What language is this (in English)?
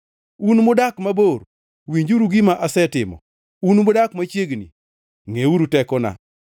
Luo (Kenya and Tanzania)